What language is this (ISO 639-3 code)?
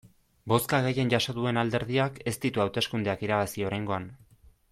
eus